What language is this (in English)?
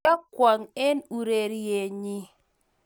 Kalenjin